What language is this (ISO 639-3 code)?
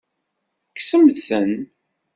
kab